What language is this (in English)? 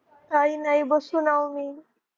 Marathi